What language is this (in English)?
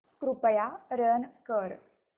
Marathi